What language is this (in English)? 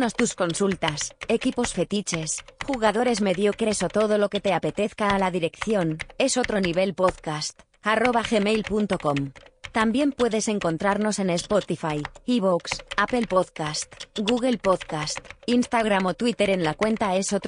Spanish